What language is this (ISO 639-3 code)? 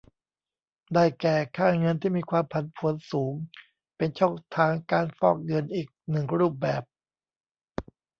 tha